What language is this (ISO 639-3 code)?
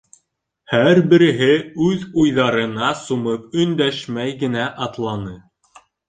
bak